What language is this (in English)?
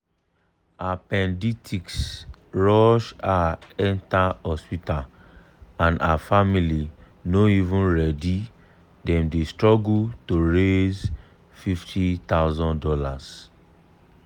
Nigerian Pidgin